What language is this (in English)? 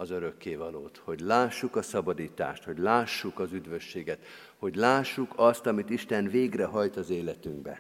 Hungarian